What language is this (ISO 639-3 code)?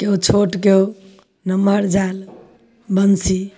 mai